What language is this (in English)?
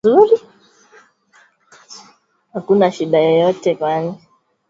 Swahili